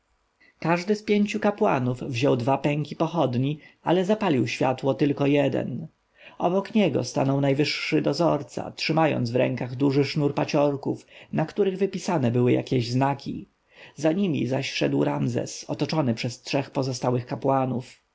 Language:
Polish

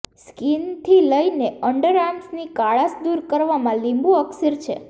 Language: Gujarati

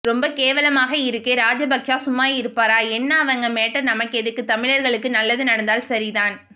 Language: Tamil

